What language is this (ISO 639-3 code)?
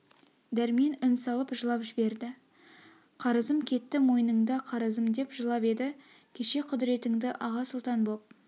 kaz